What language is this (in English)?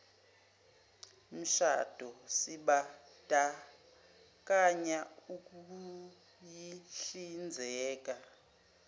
Zulu